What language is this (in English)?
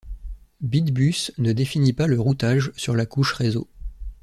French